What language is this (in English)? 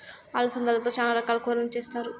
Telugu